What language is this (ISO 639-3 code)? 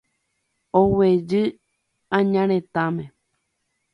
grn